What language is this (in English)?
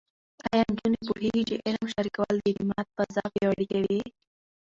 Pashto